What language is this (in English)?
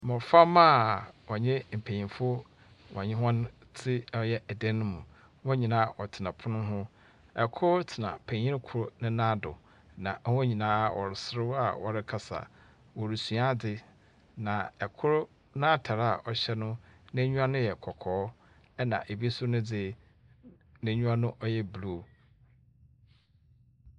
Akan